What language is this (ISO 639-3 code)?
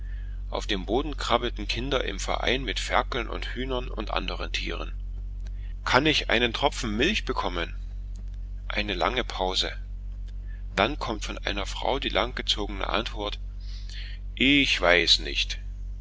deu